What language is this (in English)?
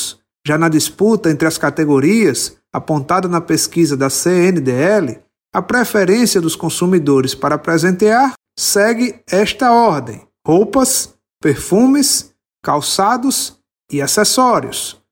Portuguese